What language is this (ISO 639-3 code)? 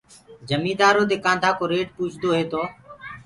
ggg